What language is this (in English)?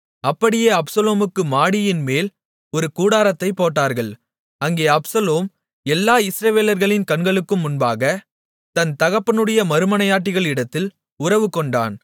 Tamil